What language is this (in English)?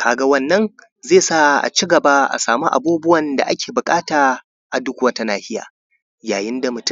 Hausa